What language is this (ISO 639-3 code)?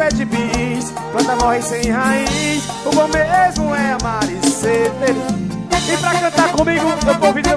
por